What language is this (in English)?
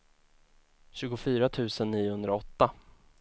Swedish